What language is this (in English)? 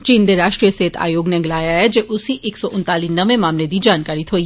Dogri